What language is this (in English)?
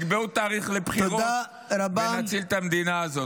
Hebrew